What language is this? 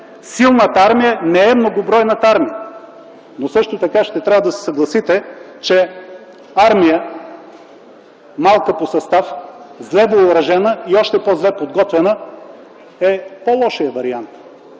Bulgarian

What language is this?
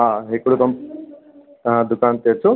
Sindhi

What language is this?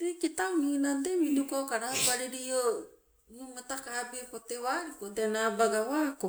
Sibe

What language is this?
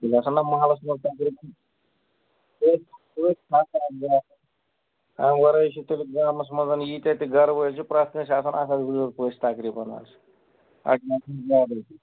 Kashmiri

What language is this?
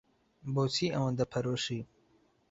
Central Kurdish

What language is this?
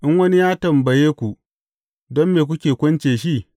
Hausa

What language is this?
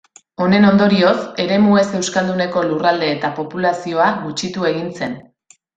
Basque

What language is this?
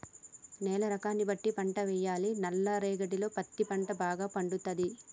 Telugu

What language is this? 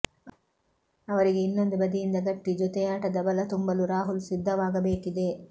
Kannada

